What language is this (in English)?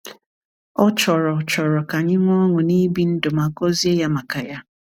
Igbo